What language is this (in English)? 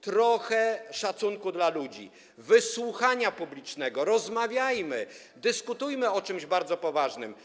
Polish